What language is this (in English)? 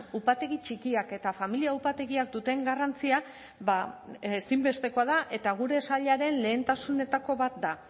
Basque